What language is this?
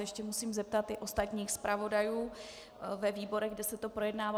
Czech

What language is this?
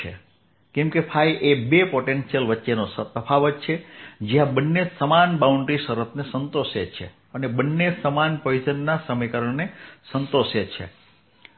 Gujarati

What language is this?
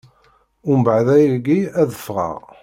Kabyle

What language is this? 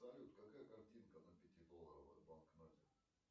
Russian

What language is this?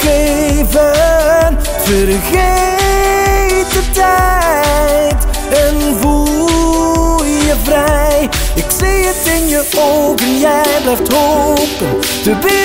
Dutch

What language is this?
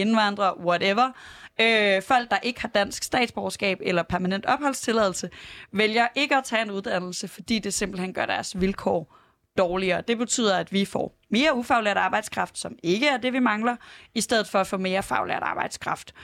Danish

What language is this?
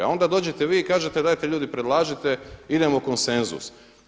Croatian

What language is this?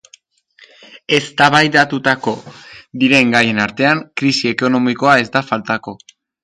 Basque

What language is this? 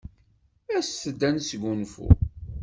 Kabyle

